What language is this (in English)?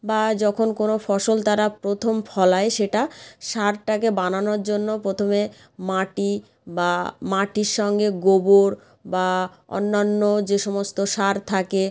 Bangla